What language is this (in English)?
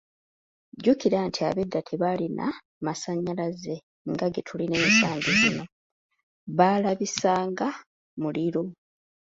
Ganda